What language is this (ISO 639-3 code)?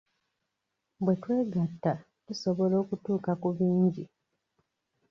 lug